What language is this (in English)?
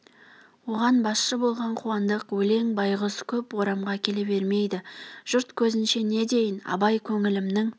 Kazakh